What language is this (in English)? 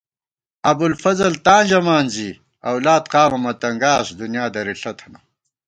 Gawar-Bati